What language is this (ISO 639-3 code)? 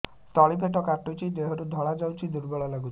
ori